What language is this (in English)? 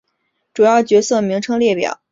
Chinese